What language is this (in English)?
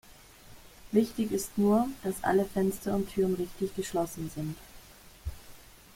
German